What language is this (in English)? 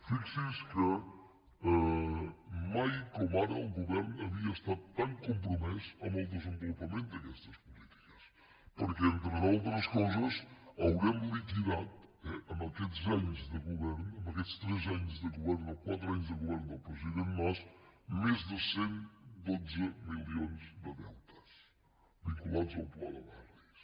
Catalan